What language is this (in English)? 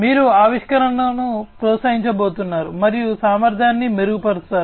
Telugu